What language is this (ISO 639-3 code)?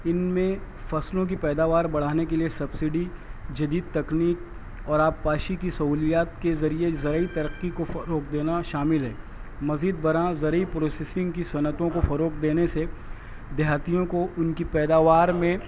urd